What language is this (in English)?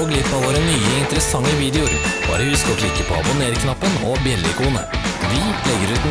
Norwegian